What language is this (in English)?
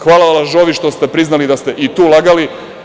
Serbian